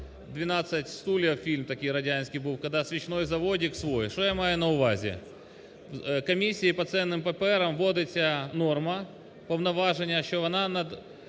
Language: Ukrainian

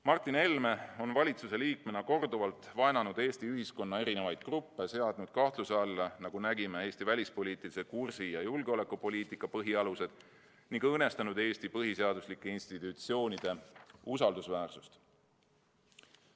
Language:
Estonian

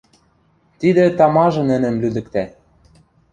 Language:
Western Mari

